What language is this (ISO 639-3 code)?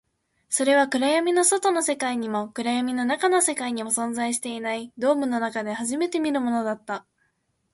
jpn